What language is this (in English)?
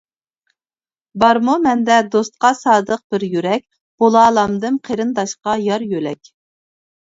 Uyghur